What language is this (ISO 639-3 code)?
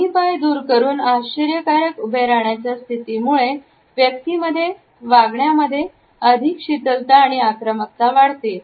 mar